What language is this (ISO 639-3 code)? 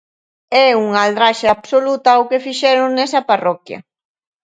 glg